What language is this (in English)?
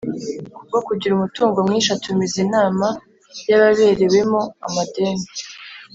Kinyarwanda